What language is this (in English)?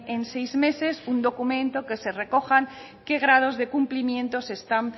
Spanish